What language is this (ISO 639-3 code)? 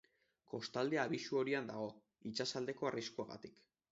eus